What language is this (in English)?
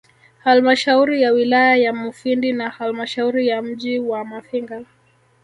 Swahili